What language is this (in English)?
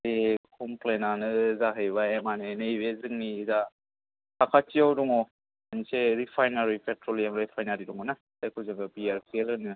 Bodo